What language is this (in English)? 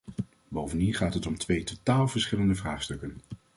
Dutch